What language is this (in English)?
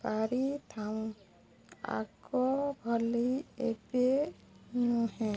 Odia